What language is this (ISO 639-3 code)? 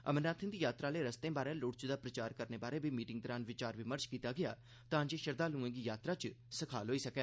doi